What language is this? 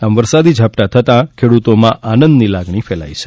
Gujarati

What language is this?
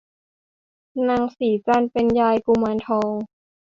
Thai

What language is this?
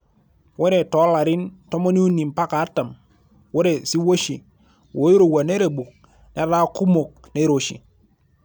Masai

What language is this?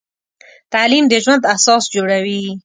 Pashto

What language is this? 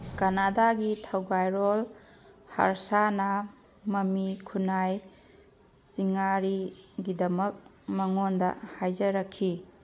Manipuri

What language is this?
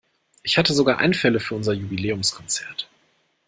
German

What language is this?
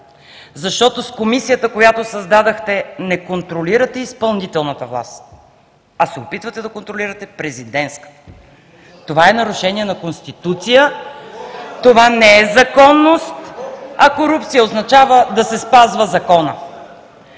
Bulgarian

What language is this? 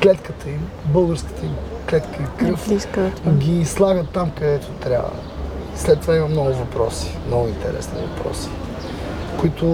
Bulgarian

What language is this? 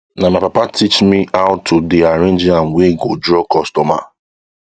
Nigerian Pidgin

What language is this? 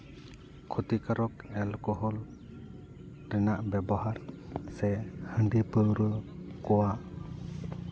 Santali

